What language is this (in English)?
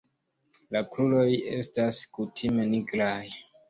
Esperanto